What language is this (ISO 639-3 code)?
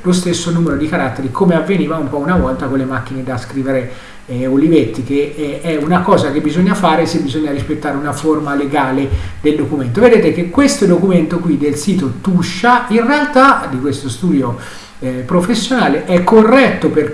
ita